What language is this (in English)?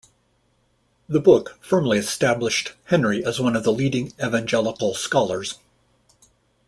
English